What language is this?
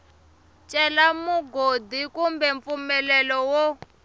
Tsonga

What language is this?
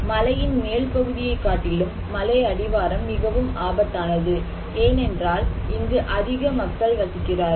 Tamil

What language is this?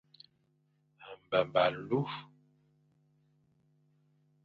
Fang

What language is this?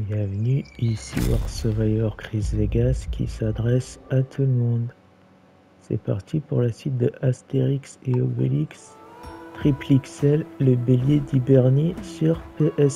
French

